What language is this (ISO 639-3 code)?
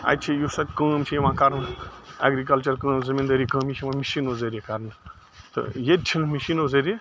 kas